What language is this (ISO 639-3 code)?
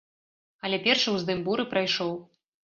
bel